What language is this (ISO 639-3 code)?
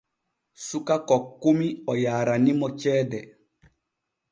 fue